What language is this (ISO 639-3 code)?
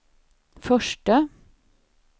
swe